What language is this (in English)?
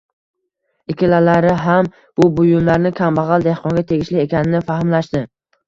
Uzbek